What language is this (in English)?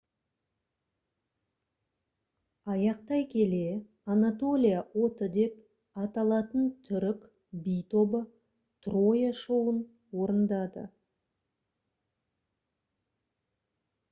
Kazakh